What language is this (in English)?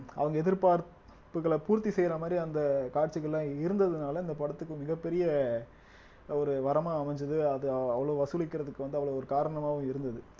Tamil